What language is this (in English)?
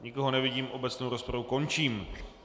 Czech